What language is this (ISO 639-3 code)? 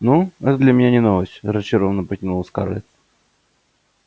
rus